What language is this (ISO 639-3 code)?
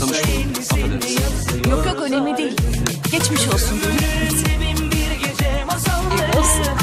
tur